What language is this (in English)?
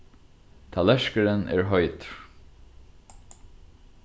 Faroese